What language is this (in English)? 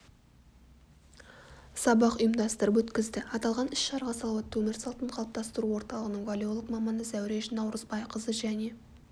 Kazakh